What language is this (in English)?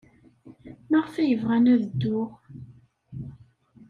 Kabyle